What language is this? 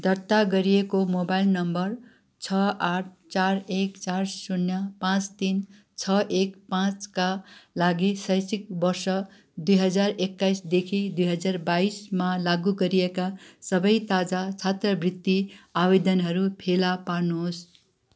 Nepali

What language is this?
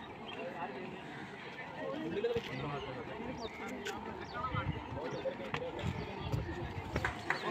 English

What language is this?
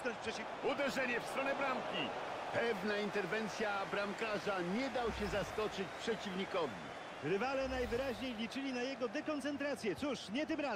Polish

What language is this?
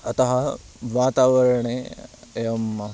Sanskrit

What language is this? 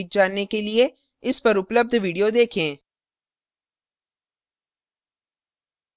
Hindi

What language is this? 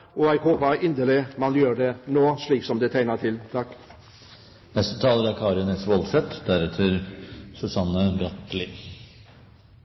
Norwegian Bokmål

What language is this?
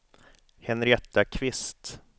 Swedish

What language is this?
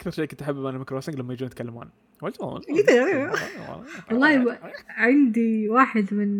Arabic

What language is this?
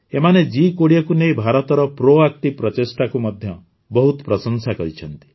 Odia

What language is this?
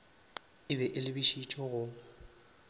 Northern Sotho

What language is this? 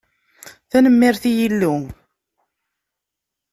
Kabyle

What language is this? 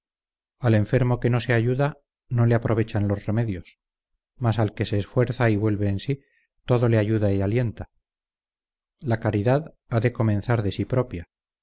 Spanish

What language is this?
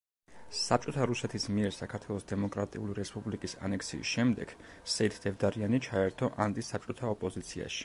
Georgian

